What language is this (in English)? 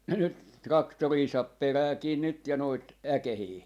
Finnish